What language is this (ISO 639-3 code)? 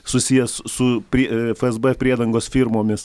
lit